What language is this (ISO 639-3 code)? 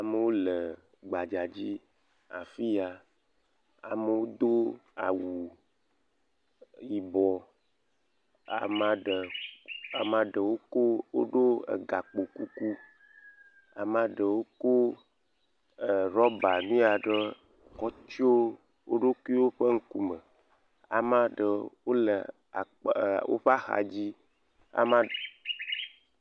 ewe